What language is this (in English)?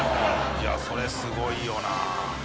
Japanese